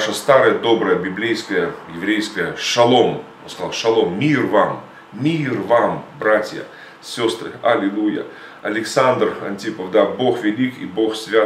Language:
Russian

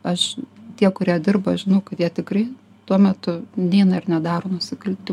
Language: Lithuanian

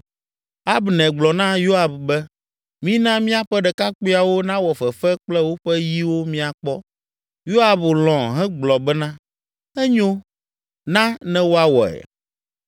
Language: Ewe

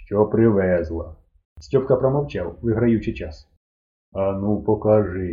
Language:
Ukrainian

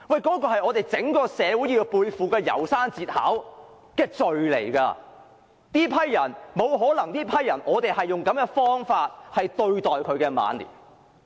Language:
Cantonese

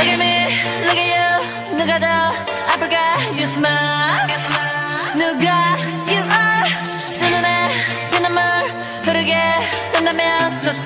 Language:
Korean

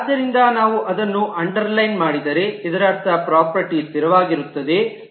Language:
Kannada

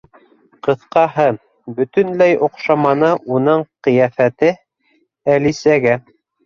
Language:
Bashkir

